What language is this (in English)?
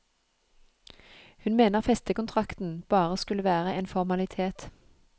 Norwegian